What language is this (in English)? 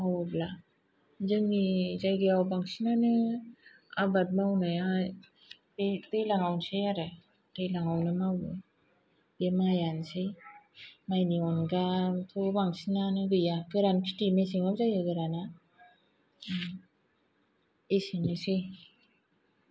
Bodo